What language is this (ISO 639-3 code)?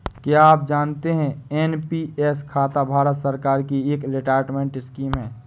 hin